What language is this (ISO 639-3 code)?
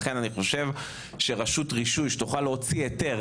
heb